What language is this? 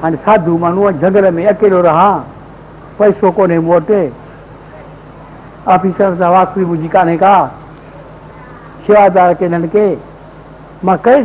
Hindi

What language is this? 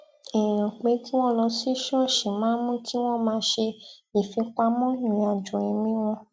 Yoruba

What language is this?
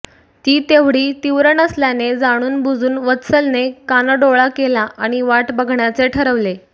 Marathi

